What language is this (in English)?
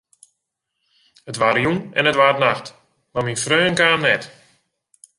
Western Frisian